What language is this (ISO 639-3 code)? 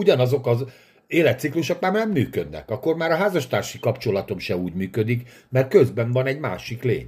hun